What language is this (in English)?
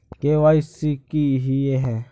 Magahi